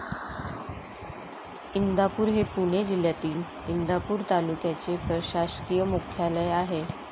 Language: Marathi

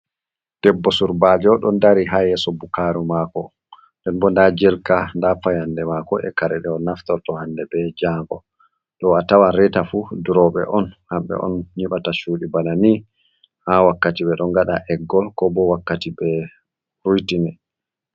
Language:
Fula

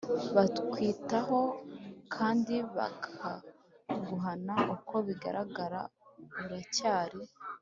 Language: Kinyarwanda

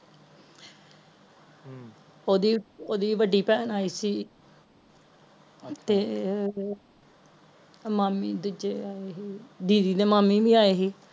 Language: Punjabi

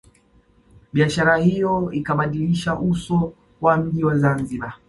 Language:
Swahili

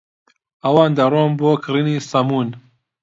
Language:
Central Kurdish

